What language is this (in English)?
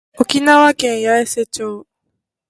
Japanese